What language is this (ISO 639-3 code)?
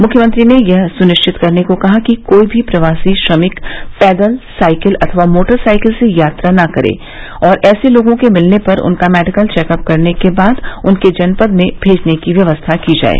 hin